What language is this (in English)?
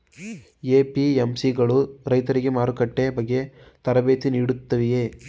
Kannada